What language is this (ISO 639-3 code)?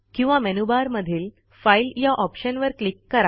mar